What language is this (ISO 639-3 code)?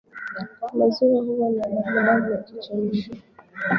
swa